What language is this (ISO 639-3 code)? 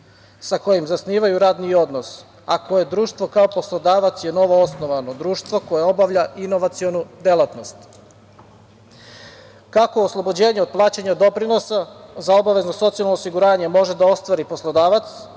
srp